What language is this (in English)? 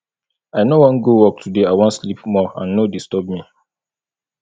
Nigerian Pidgin